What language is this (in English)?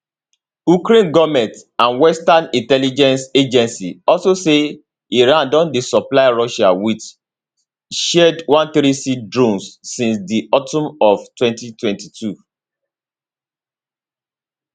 Nigerian Pidgin